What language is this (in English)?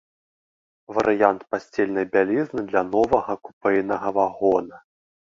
Belarusian